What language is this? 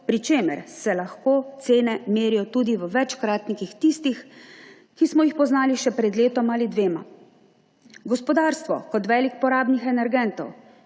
Slovenian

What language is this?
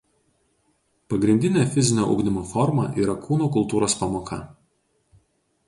Lithuanian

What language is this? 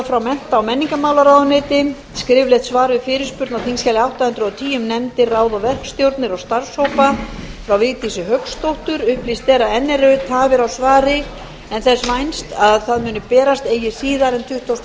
Icelandic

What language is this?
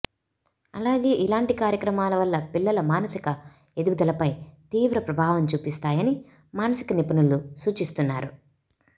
Telugu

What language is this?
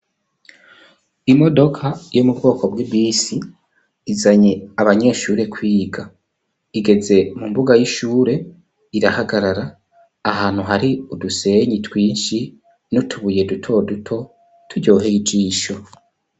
Rundi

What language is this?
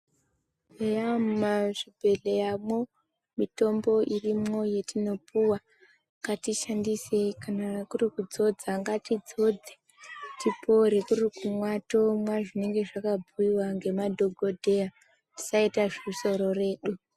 Ndau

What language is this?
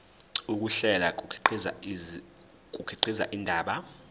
Zulu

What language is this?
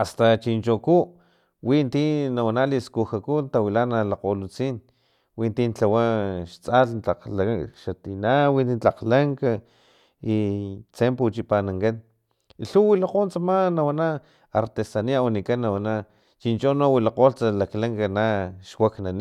Filomena Mata-Coahuitlán Totonac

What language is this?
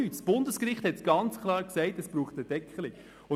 Swiss German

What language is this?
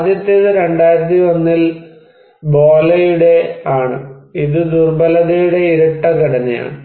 Malayalam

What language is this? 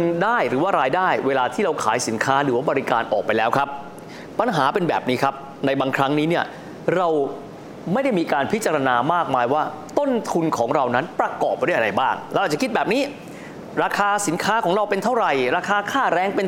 Thai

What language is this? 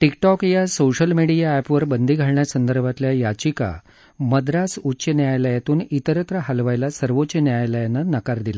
Marathi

